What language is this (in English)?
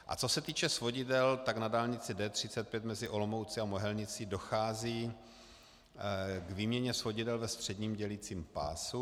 Czech